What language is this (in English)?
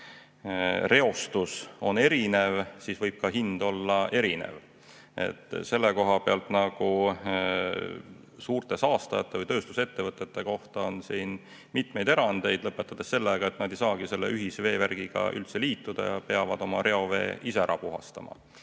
Estonian